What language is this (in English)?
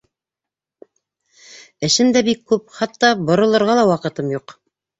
Bashkir